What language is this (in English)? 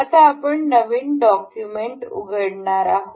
Marathi